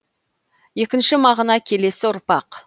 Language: Kazakh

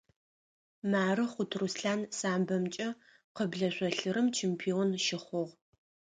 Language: Adyghe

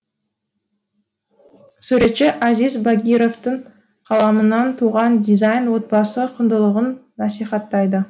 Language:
Kazakh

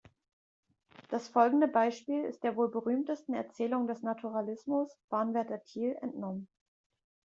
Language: German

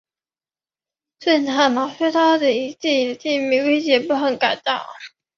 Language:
Chinese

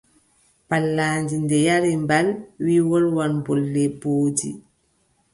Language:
Adamawa Fulfulde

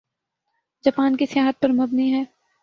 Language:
Urdu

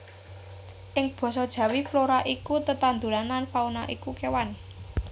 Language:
Javanese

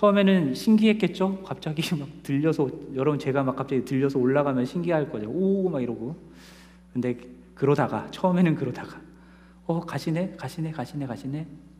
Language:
Korean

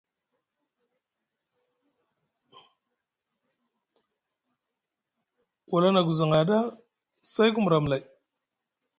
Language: Musgu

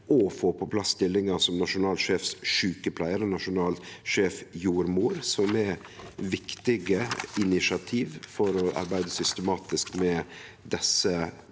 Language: Norwegian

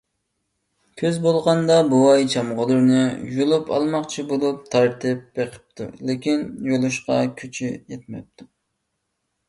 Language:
Uyghur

